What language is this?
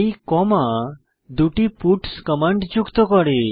Bangla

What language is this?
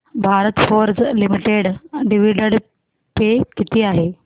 Marathi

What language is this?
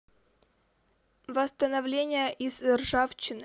Russian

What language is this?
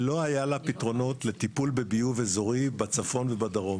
Hebrew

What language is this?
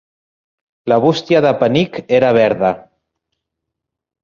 Catalan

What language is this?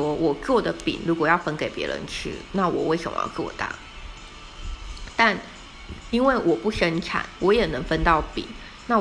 Chinese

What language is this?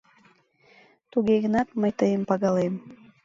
Mari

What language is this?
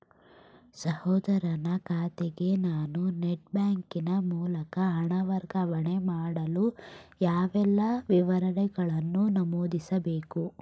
Kannada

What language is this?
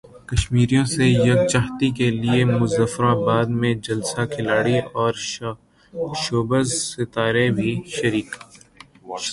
Urdu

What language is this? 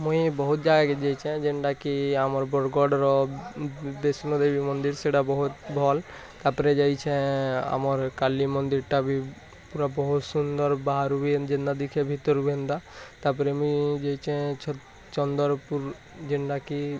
Odia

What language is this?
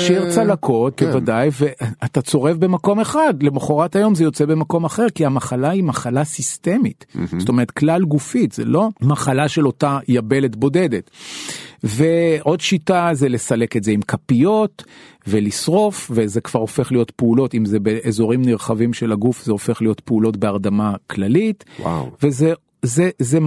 Hebrew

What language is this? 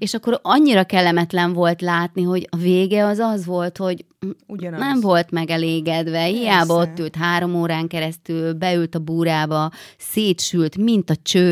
Hungarian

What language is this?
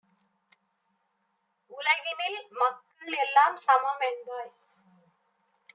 Tamil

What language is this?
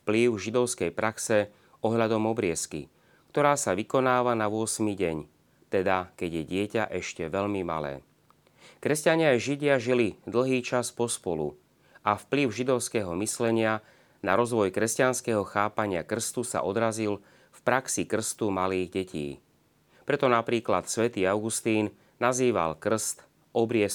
Slovak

